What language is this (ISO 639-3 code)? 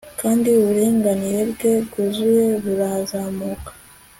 kin